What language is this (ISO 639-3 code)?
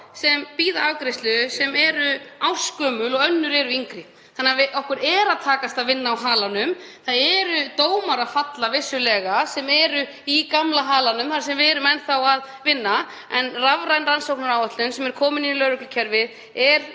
isl